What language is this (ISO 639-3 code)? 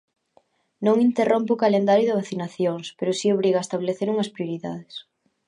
glg